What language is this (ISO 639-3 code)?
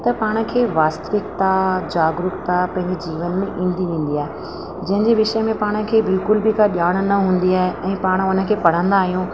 snd